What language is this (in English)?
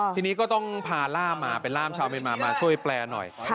Thai